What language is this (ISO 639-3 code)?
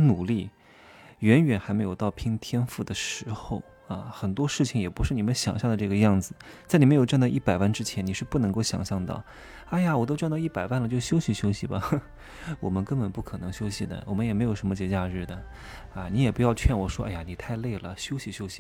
zho